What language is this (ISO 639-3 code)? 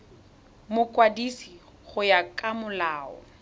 tsn